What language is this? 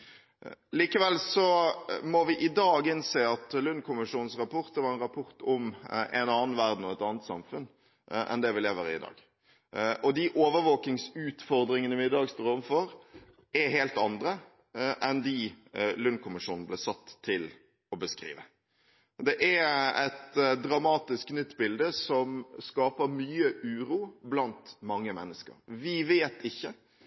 Norwegian Bokmål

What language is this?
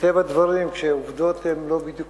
Hebrew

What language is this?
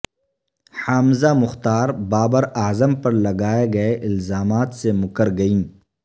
Urdu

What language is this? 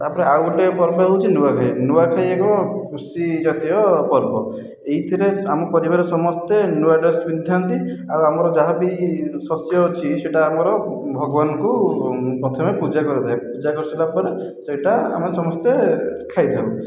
Odia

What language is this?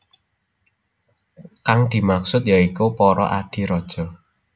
Javanese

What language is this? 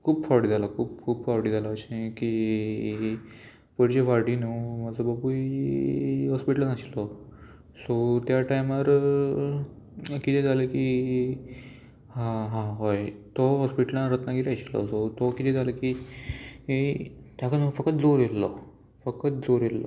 Konkani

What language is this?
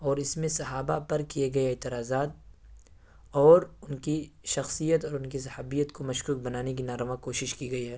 Urdu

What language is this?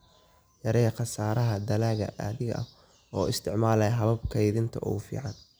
Somali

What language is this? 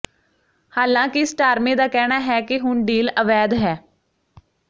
Punjabi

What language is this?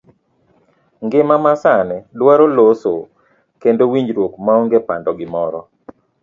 Luo (Kenya and Tanzania)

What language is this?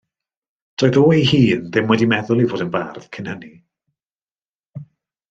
Welsh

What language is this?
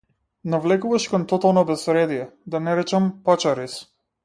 Macedonian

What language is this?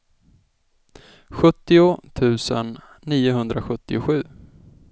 Swedish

